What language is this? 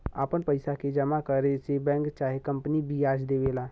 Bhojpuri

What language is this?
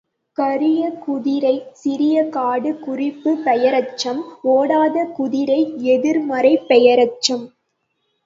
Tamil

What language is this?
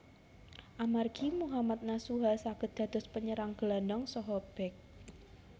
Javanese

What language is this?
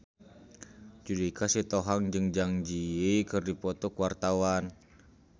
Sundanese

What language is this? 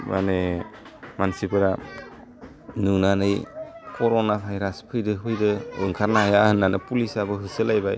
Bodo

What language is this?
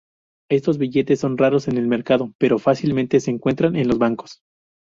Spanish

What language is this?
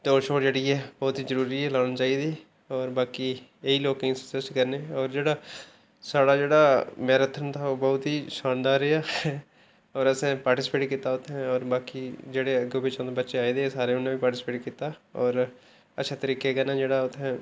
Dogri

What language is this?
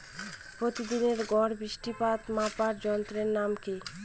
Bangla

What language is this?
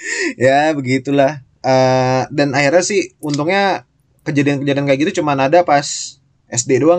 Indonesian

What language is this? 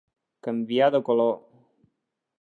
Catalan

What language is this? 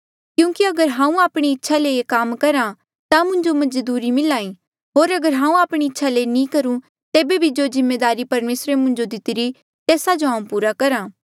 Mandeali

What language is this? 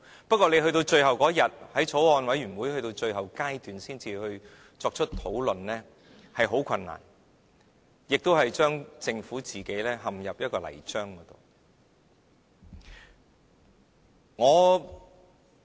Cantonese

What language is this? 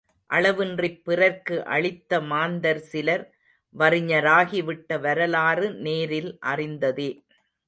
Tamil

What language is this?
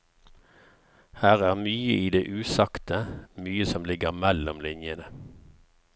Norwegian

